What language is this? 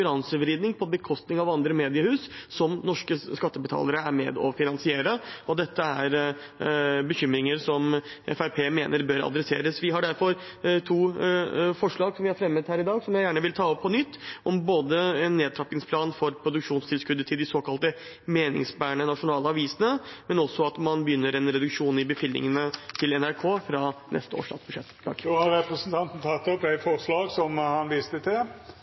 Norwegian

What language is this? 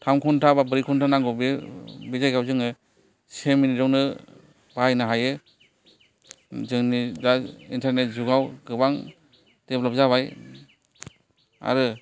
Bodo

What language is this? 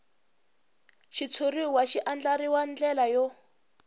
Tsonga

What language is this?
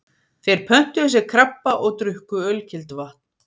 Icelandic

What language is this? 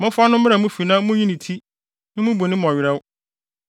Akan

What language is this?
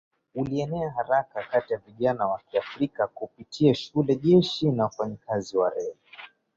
Swahili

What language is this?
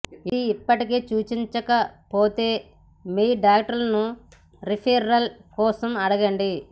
Telugu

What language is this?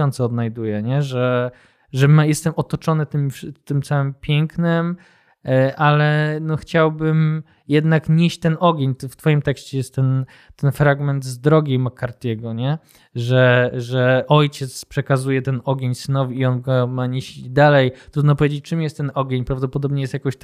Polish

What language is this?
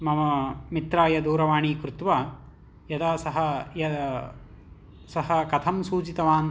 Sanskrit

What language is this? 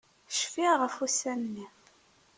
Kabyle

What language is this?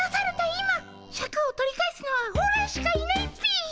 Japanese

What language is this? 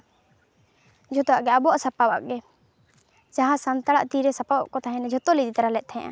Santali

